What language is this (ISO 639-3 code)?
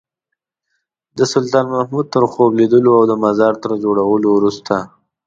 pus